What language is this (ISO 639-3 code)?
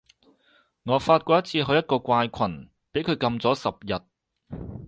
yue